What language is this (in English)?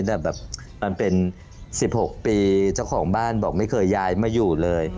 Thai